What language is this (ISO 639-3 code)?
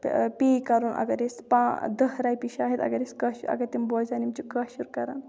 kas